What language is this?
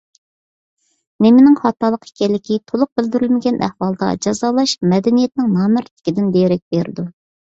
Uyghur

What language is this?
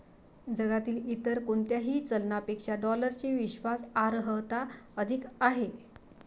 Marathi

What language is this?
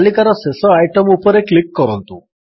Odia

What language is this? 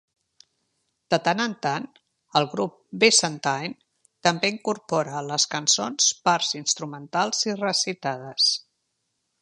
Catalan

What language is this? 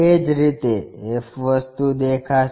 Gujarati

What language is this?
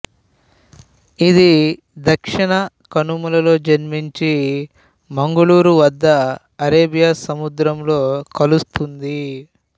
Telugu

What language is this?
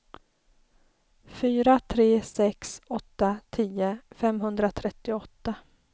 Swedish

